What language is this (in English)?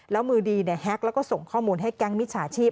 Thai